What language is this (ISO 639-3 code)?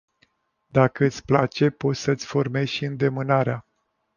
ron